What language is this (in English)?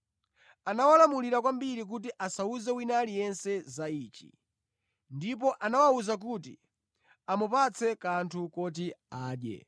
Nyanja